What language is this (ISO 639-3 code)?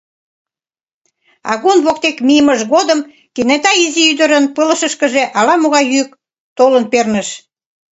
chm